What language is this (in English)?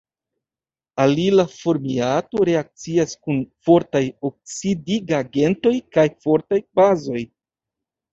Esperanto